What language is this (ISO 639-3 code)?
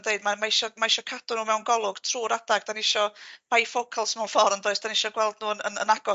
cym